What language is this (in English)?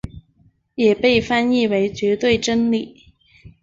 Chinese